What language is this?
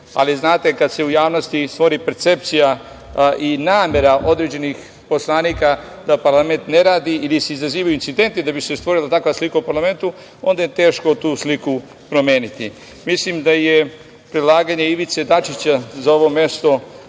Serbian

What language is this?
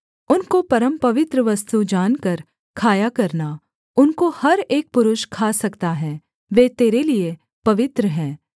Hindi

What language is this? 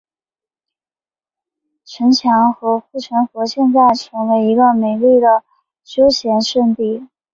Chinese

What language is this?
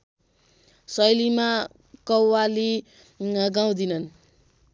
Nepali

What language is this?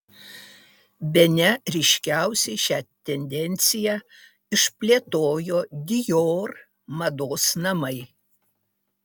Lithuanian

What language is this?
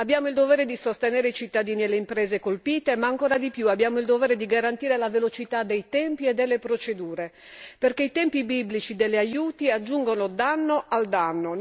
Italian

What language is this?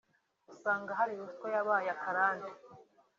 Kinyarwanda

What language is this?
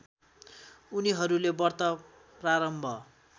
Nepali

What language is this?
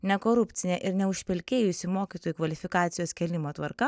Lithuanian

